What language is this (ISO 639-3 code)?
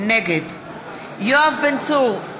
heb